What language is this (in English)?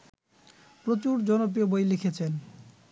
Bangla